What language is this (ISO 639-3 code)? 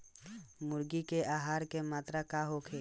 bho